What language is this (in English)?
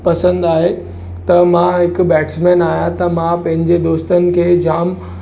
Sindhi